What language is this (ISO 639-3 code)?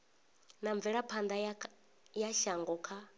ven